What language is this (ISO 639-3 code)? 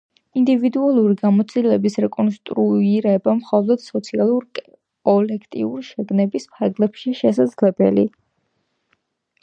kat